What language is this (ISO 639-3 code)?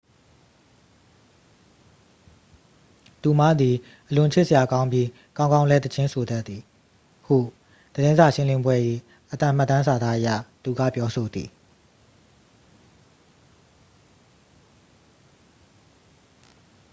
mya